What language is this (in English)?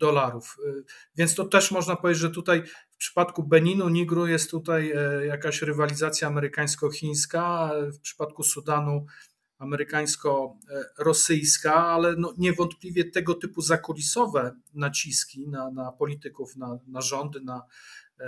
Polish